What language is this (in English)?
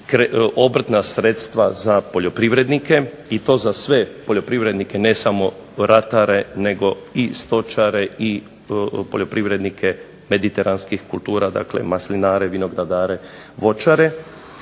Croatian